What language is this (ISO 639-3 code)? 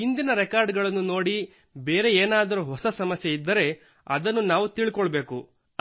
kan